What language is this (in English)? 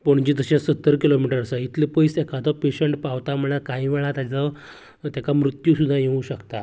Konkani